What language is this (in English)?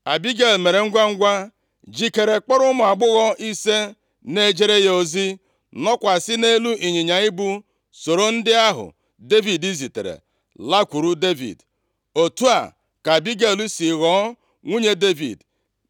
Igbo